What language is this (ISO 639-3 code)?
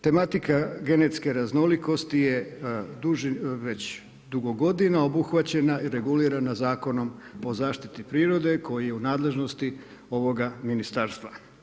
hrv